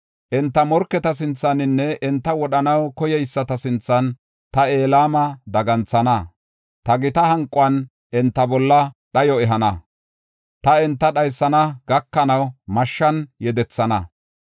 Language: Gofa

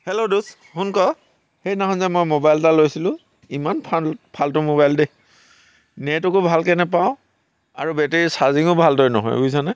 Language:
Assamese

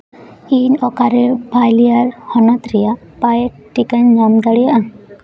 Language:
Santali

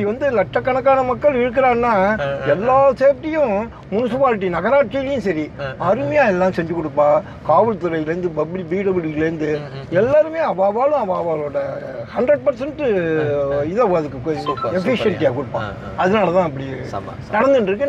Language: Korean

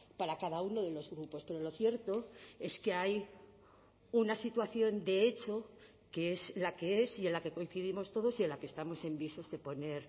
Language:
Spanish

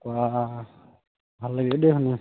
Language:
Assamese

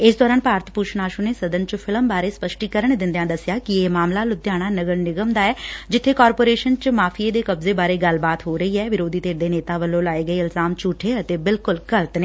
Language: Punjabi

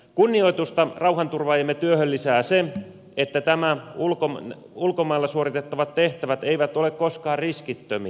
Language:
Finnish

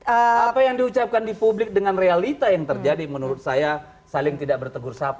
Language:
Indonesian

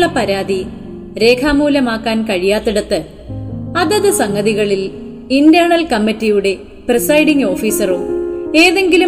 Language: Malayalam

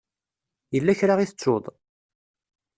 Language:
Kabyle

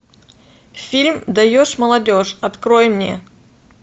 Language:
Russian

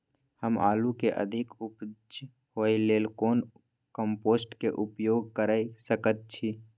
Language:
Maithili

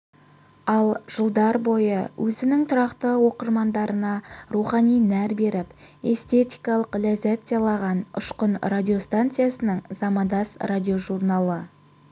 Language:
Kazakh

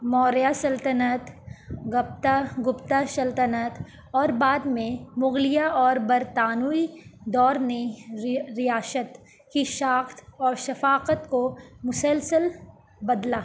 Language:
Urdu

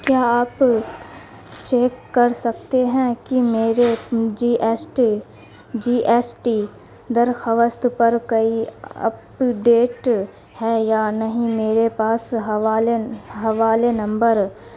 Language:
Urdu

